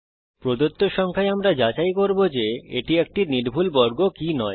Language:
Bangla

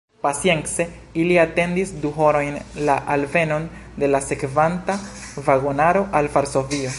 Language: Esperanto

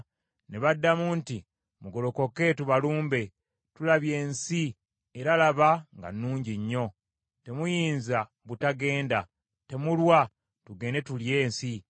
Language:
Ganda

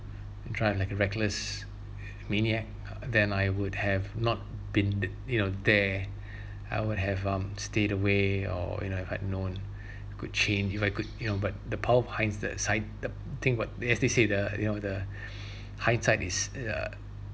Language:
English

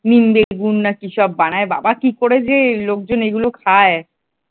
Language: Bangla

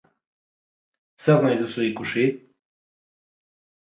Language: Basque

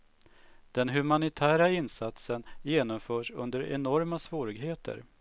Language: Swedish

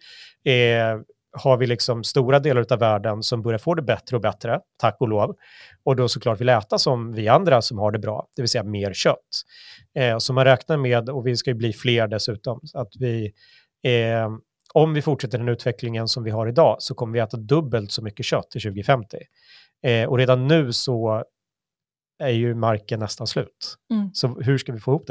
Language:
Swedish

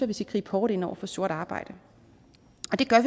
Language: Danish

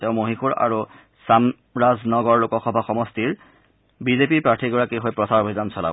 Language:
Assamese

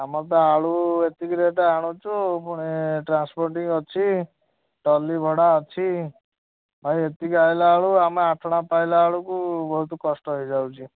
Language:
Odia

